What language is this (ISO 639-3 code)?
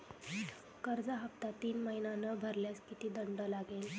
mar